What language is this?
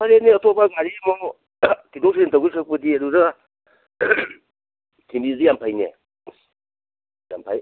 Manipuri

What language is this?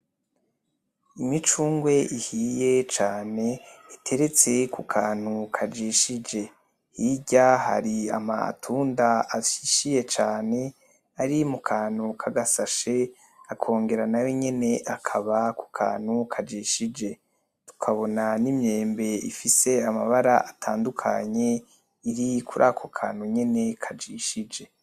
Rundi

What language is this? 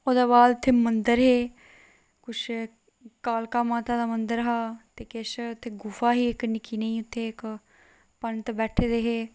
Dogri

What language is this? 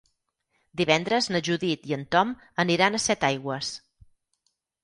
Catalan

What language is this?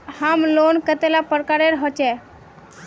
Magahi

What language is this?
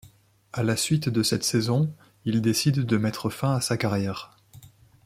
French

